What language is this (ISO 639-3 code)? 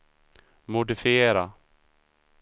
swe